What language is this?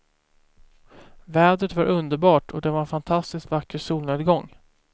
Swedish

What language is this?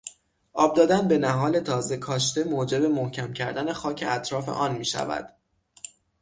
Persian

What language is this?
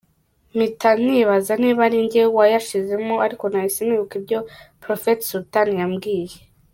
Kinyarwanda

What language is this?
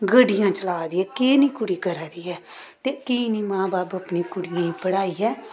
Dogri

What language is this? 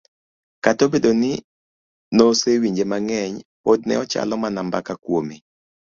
Luo (Kenya and Tanzania)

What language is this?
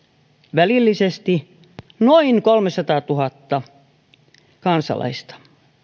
Finnish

